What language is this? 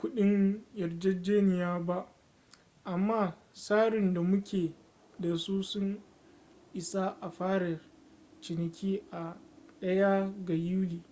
Hausa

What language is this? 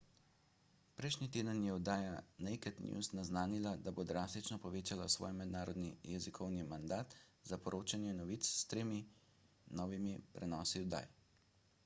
Slovenian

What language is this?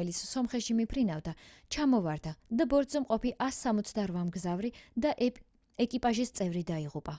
Georgian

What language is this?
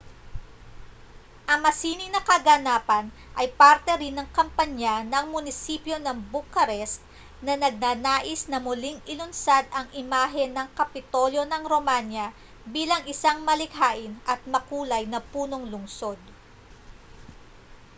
Filipino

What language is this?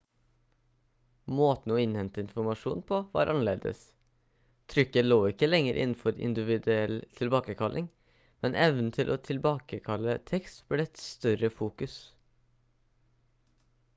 Norwegian Bokmål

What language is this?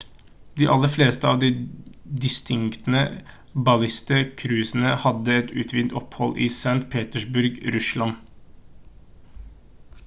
Norwegian Bokmål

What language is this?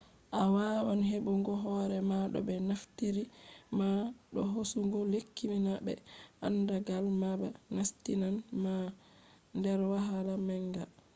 Fula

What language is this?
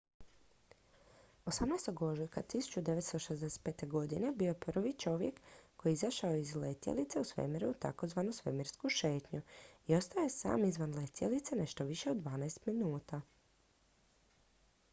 Croatian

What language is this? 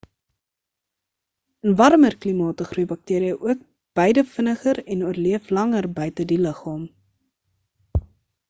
Afrikaans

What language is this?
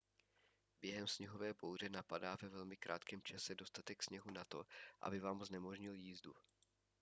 Czech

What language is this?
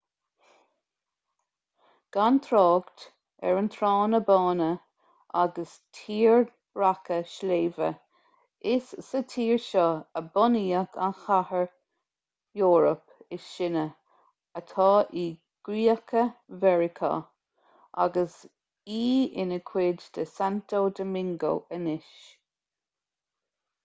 Irish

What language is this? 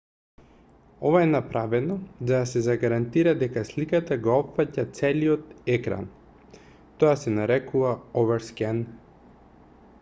Macedonian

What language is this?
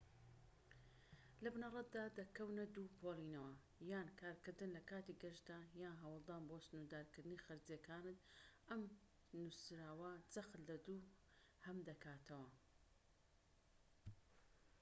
Central Kurdish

